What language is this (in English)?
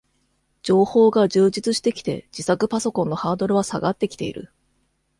Japanese